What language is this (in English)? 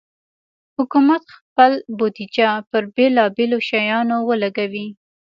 Pashto